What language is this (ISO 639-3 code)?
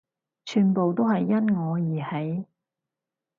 yue